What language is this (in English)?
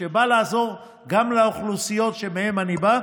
Hebrew